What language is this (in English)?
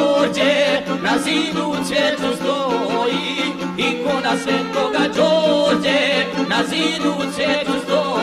Romanian